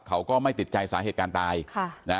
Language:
Thai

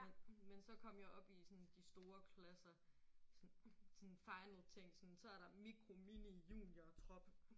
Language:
Danish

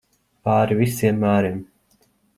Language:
Latvian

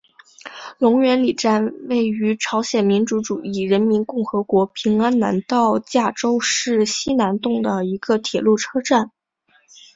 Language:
Chinese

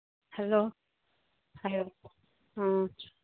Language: Manipuri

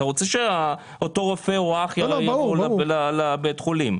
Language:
Hebrew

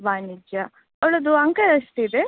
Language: Kannada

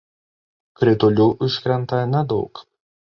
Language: Lithuanian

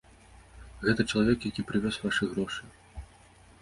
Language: Belarusian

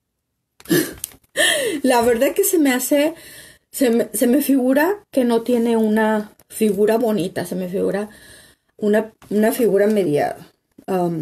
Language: Spanish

